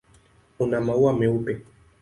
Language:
Swahili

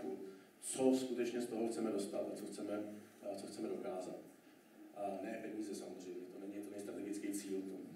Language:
Czech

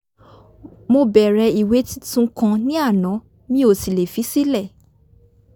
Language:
Yoruba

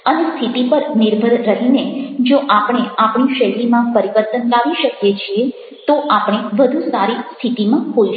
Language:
Gujarati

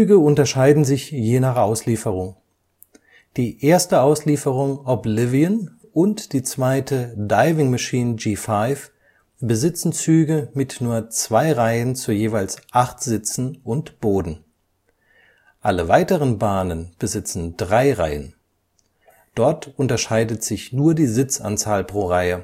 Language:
German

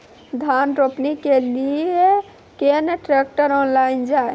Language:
Maithili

